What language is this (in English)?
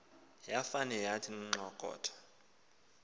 Xhosa